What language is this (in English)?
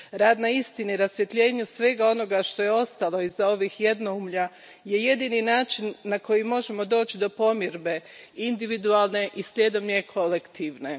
Croatian